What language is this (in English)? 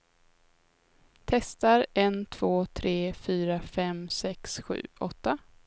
Swedish